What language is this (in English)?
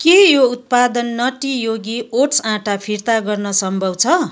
Nepali